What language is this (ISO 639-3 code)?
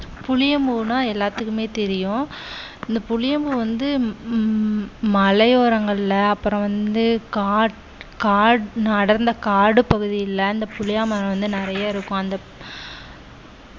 tam